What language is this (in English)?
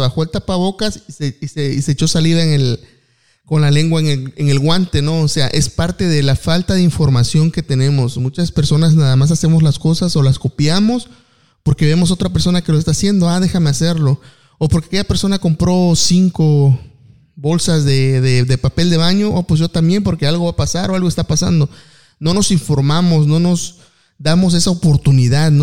Spanish